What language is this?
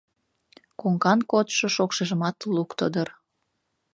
Mari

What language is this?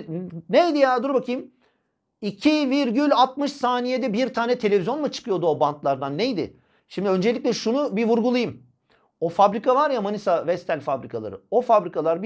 Turkish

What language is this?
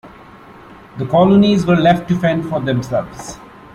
English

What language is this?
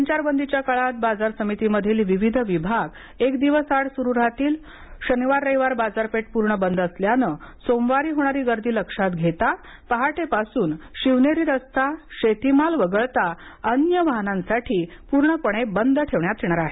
Marathi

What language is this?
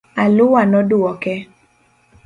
Luo (Kenya and Tanzania)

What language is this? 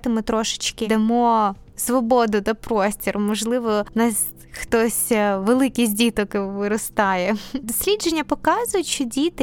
Ukrainian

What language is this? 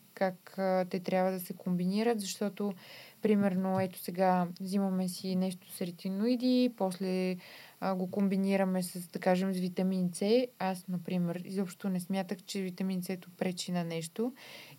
Bulgarian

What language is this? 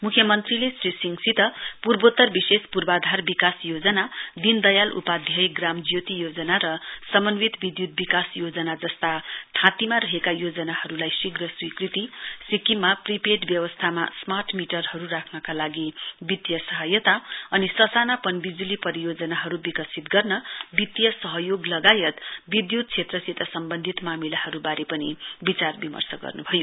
Nepali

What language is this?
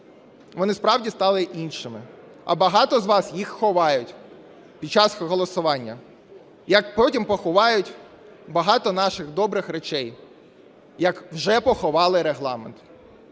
Ukrainian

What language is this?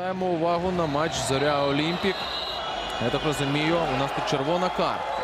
Ukrainian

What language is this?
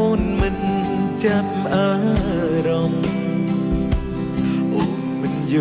Vietnamese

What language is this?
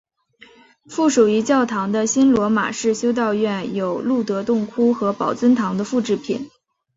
Chinese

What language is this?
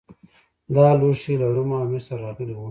Pashto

